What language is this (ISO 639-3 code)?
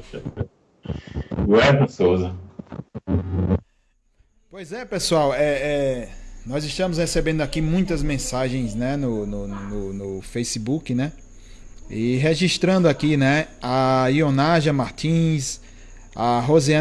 por